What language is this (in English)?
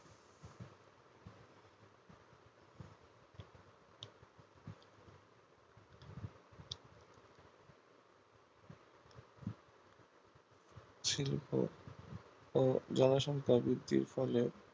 Bangla